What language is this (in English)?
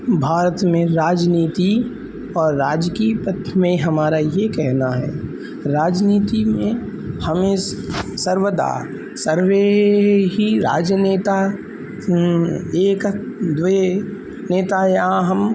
Sanskrit